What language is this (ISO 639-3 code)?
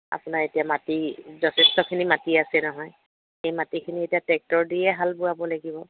asm